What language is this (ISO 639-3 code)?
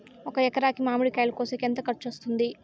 tel